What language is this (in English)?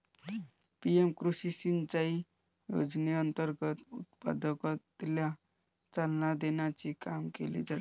Marathi